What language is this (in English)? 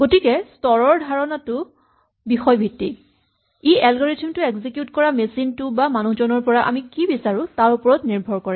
Assamese